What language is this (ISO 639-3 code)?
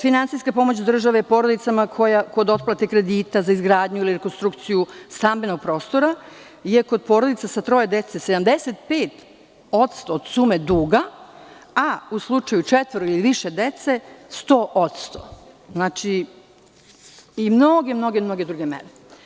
srp